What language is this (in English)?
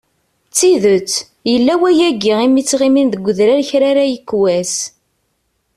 Kabyle